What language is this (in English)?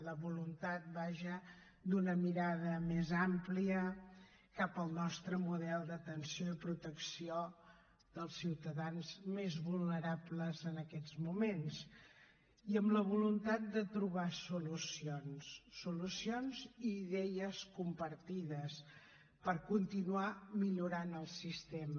Catalan